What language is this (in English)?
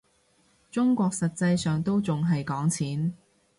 Cantonese